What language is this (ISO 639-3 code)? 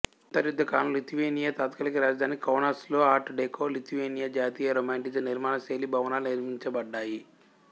tel